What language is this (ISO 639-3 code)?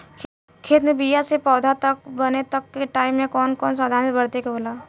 bho